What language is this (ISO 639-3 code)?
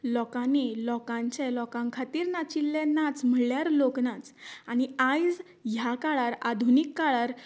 kok